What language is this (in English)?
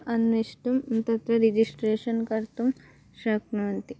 Sanskrit